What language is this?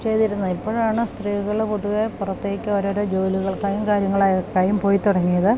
Malayalam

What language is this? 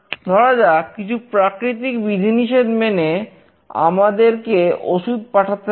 Bangla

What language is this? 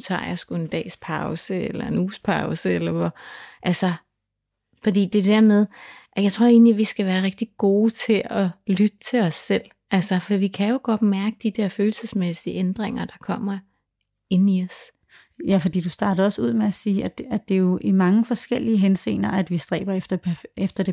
Danish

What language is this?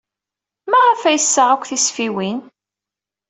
Kabyle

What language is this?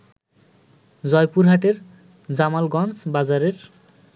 Bangla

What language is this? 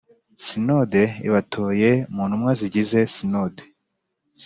Kinyarwanda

